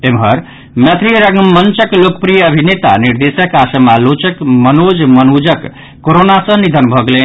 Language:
Maithili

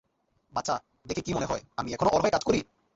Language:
Bangla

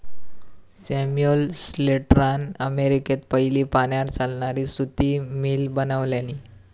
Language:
Marathi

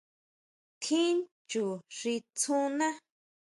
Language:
Huautla Mazatec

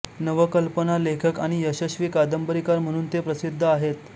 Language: Marathi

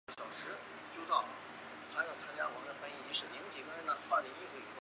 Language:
Chinese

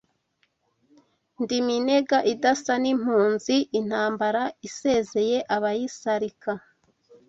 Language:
Kinyarwanda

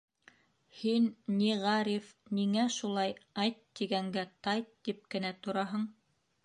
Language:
Bashkir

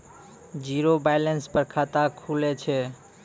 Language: Maithili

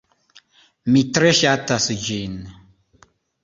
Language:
Esperanto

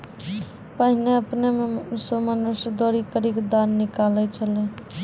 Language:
Maithili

